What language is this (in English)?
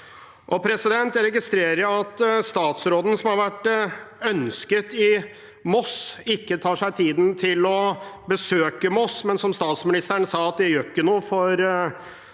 Norwegian